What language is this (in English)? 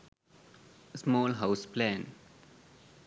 Sinhala